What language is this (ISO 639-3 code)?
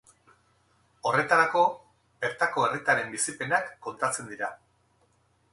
eus